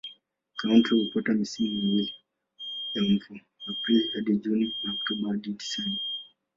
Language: Swahili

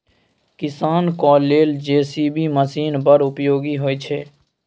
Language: Maithili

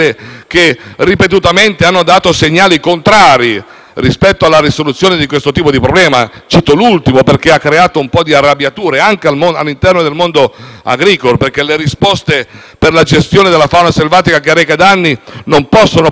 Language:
Italian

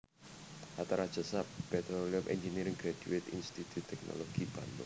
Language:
Javanese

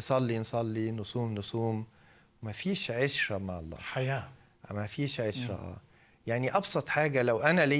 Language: Arabic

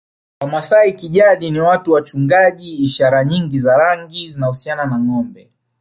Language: Swahili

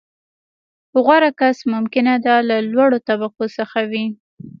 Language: Pashto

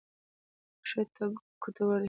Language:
Pashto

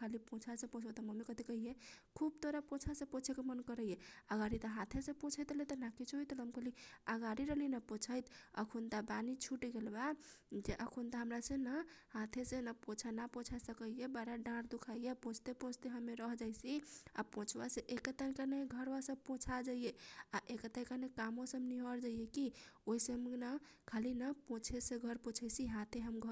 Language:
Kochila Tharu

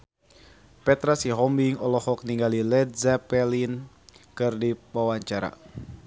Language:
Sundanese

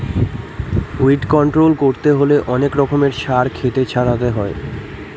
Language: Bangla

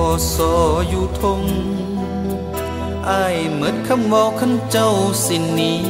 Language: Thai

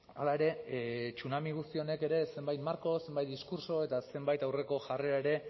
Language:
Basque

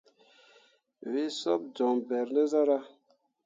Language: Mundang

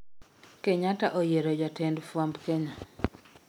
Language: Luo (Kenya and Tanzania)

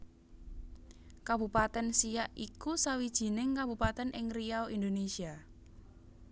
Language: Javanese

